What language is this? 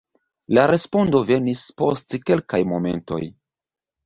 Esperanto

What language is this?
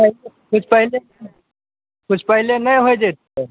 Maithili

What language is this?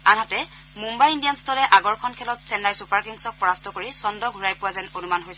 Assamese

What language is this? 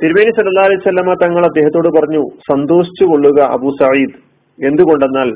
Malayalam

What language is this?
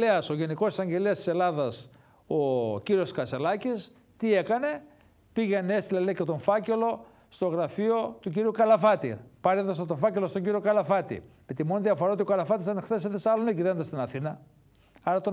Greek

